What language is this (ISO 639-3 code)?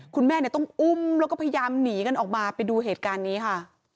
tha